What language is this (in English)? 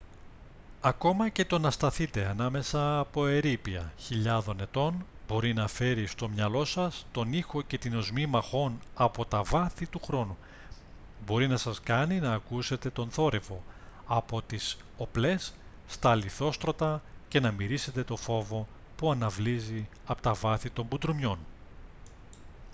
Greek